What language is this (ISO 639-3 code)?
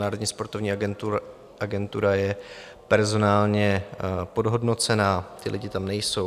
ces